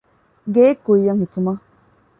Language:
Divehi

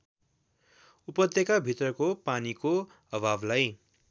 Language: Nepali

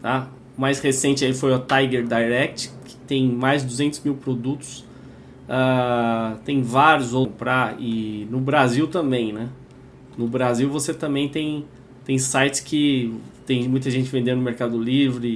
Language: Portuguese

